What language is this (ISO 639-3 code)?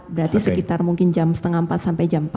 ind